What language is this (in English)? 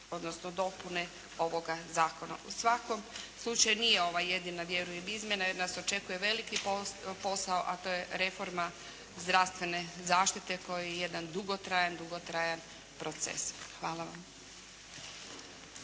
Croatian